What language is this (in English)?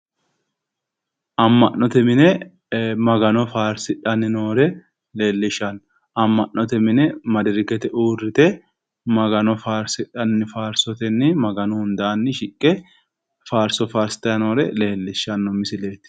Sidamo